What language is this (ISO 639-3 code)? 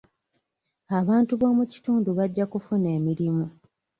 lug